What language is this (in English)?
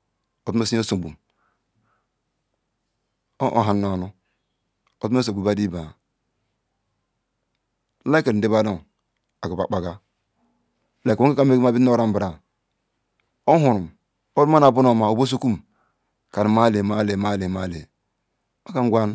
Ikwere